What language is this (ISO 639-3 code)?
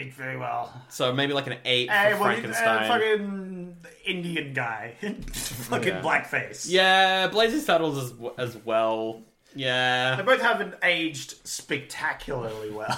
eng